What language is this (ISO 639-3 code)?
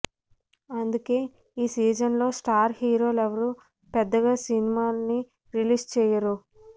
tel